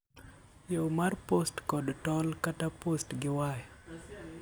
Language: Luo (Kenya and Tanzania)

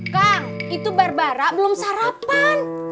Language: Indonesian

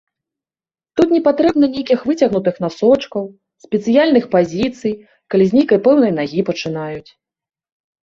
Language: Belarusian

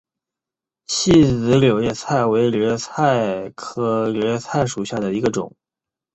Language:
Chinese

